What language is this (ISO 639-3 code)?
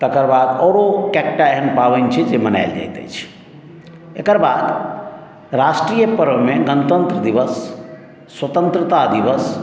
mai